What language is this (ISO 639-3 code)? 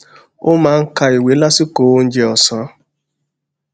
yor